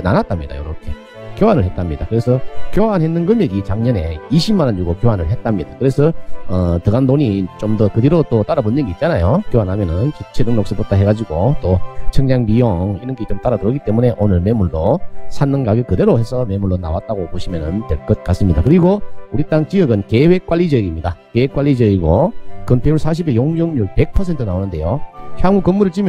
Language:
Korean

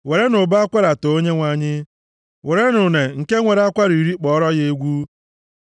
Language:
Igbo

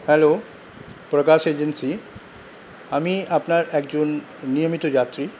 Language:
Bangla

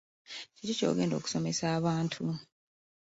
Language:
Ganda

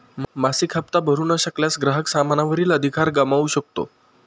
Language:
Marathi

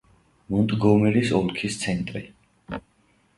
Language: Georgian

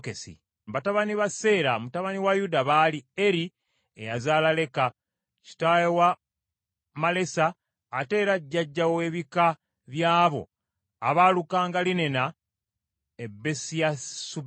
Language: Ganda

